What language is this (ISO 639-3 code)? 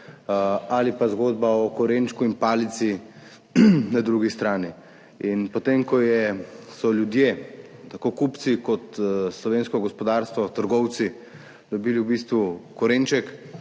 slv